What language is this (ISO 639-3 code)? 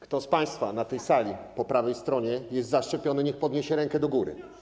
pol